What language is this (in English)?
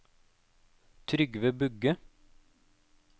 Norwegian